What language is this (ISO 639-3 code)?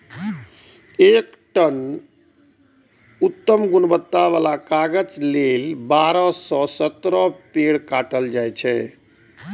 mai